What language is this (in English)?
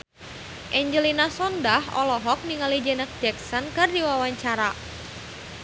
Sundanese